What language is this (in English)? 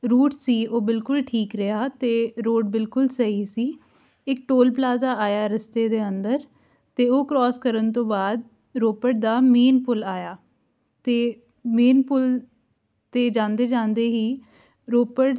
Punjabi